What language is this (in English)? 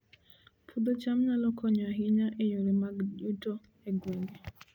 Luo (Kenya and Tanzania)